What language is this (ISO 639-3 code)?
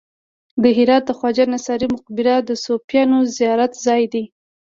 pus